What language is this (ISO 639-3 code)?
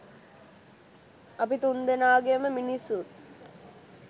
sin